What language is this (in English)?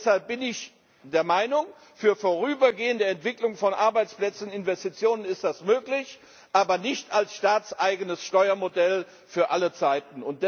German